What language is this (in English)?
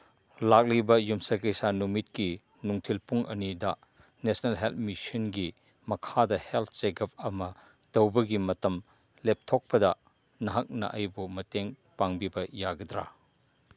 Manipuri